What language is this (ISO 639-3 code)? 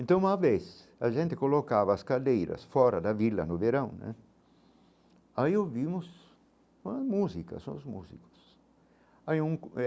por